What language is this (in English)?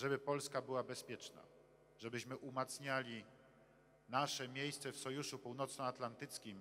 Polish